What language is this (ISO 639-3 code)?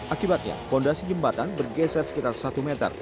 ind